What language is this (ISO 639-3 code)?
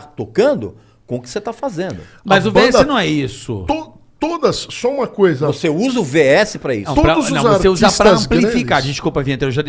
por